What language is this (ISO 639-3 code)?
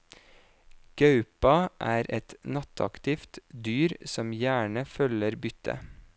nor